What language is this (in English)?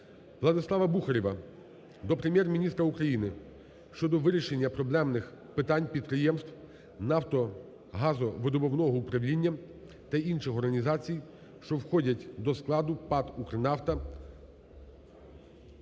Ukrainian